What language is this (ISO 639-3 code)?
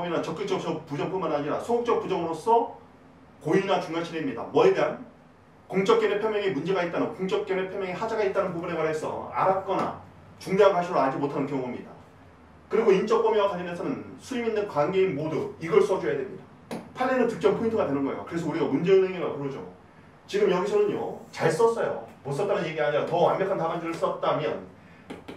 kor